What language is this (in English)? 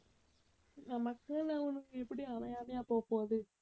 Tamil